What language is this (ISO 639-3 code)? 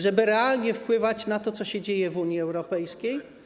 pol